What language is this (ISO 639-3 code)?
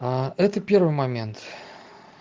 rus